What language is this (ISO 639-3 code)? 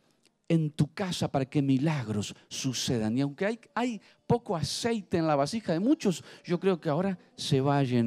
spa